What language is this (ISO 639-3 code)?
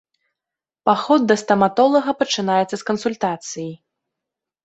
bel